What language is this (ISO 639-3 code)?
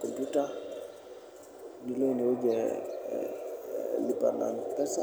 mas